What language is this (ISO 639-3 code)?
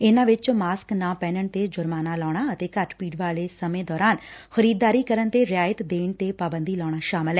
pan